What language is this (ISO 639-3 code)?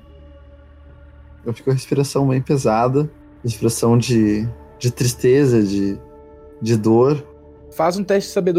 por